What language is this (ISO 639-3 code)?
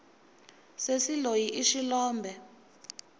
tso